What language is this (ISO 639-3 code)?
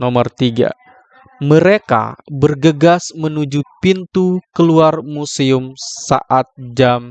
ind